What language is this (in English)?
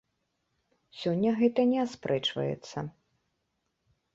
Belarusian